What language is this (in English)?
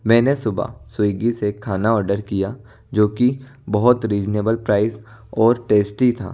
Hindi